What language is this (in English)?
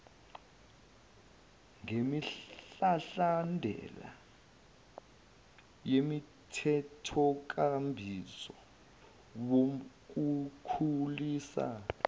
Zulu